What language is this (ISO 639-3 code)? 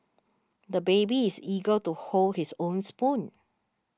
eng